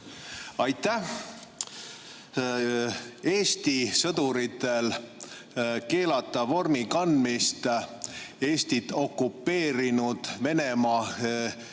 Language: Estonian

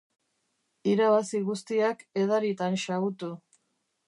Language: Basque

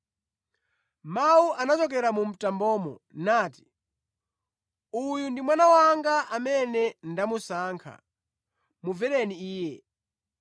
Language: Nyanja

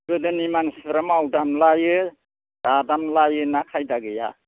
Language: Bodo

